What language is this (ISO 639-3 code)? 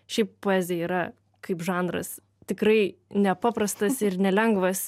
lit